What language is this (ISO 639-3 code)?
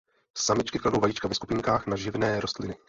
ces